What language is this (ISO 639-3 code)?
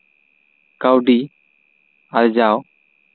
sat